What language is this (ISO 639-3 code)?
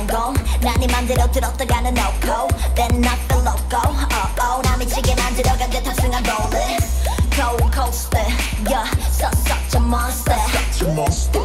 kor